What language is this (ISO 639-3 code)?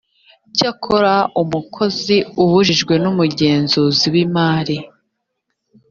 kin